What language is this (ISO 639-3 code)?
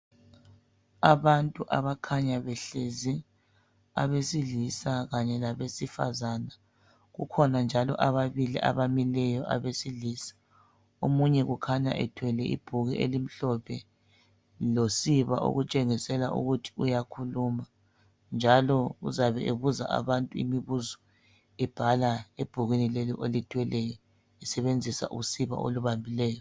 nde